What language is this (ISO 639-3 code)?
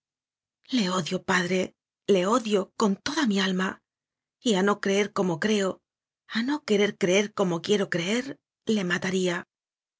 spa